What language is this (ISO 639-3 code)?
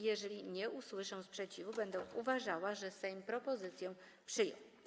pol